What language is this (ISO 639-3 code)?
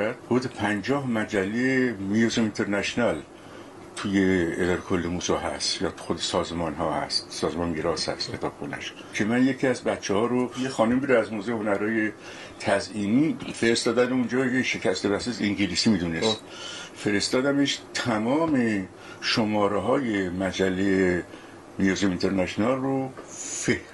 fas